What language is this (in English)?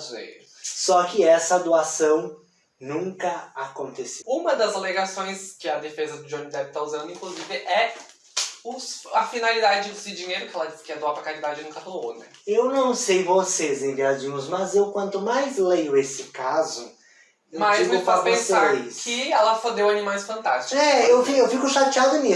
Portuguese